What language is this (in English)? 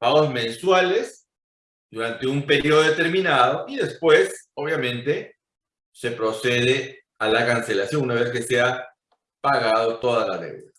Spanish